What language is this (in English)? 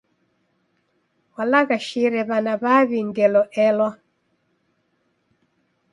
Taita